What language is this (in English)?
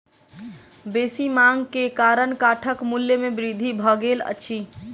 Maithili